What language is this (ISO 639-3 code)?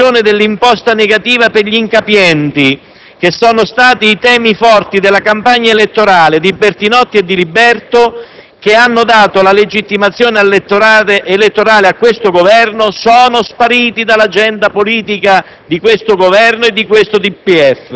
ita